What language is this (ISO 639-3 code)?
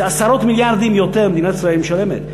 heb